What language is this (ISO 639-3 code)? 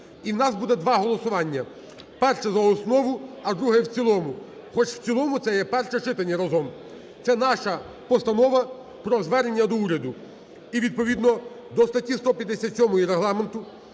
ukr